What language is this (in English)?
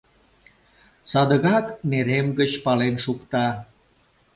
Mari